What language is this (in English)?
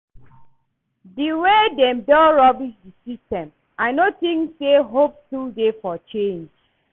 Nigerian Pidgin